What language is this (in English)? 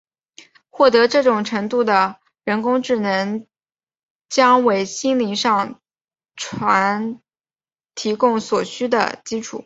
Chinese